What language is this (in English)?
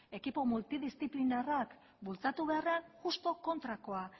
Basque